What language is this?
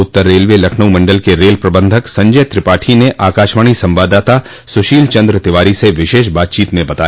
Hindi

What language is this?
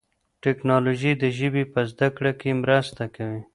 Pashto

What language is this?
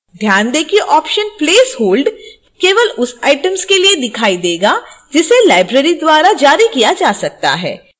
Hindi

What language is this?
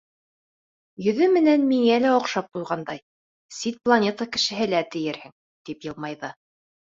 Bashkir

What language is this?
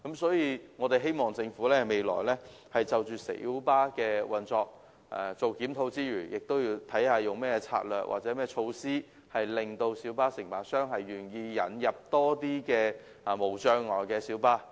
Cantonese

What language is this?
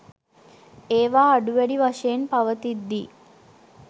Sinhala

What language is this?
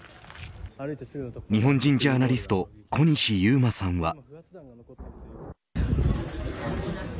Japanese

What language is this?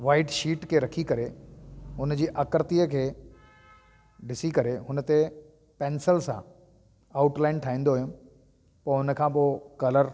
Sindhi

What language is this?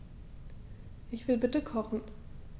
German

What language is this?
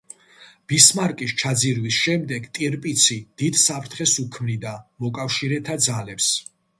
Georgian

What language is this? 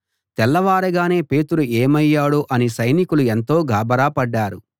Telugu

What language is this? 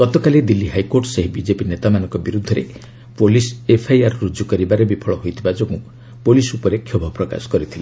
Odia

